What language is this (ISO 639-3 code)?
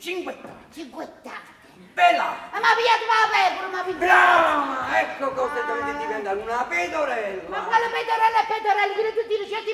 ita